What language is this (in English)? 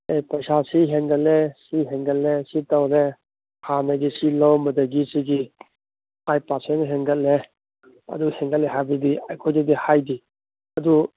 Manipuri